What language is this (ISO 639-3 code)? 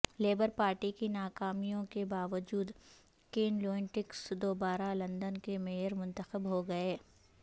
urd